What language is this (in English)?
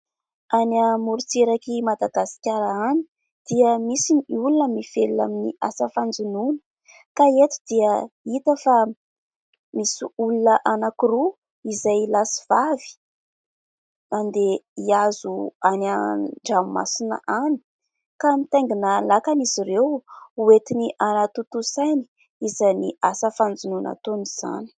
Malagasy